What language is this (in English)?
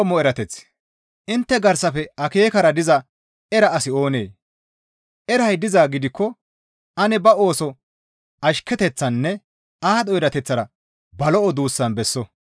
Gamo